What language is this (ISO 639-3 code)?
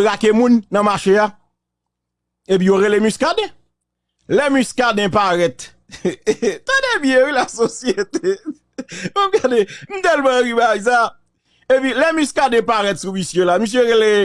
fra